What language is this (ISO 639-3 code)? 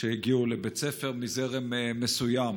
heb